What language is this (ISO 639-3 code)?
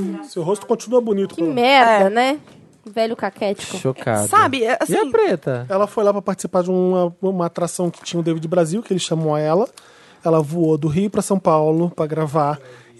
por